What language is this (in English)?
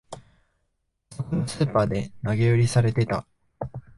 Japanese